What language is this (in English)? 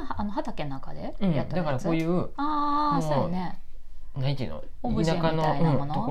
Japanese